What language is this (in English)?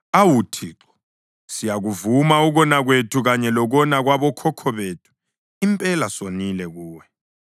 North Ndebele